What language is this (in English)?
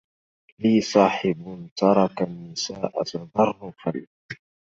Arabic